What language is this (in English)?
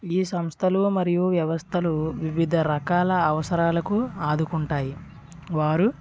Telugu